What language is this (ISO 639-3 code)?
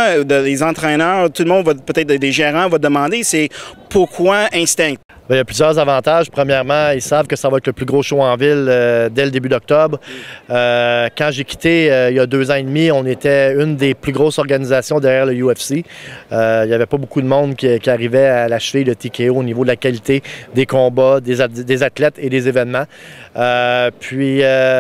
fra